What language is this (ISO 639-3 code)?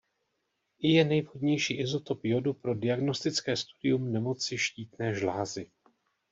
ces